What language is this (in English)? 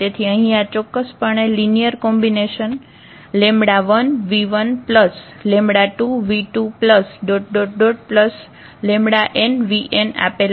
Gujarati